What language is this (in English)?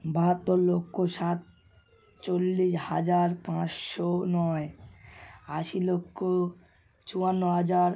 Bangla